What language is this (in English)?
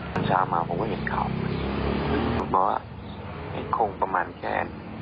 Thai